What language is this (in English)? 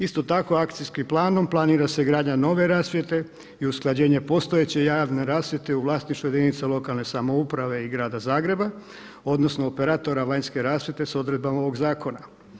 Croatian